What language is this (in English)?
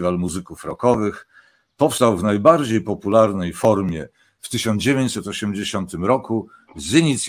Polish